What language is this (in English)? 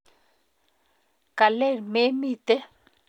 Kalenjin